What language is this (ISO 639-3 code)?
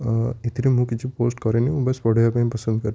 ori